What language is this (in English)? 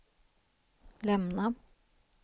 Swedish